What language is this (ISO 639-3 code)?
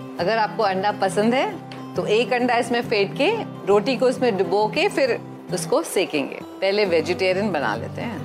hin